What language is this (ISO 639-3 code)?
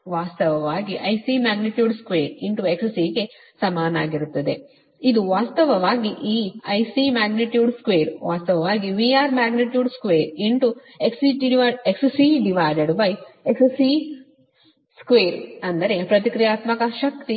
kan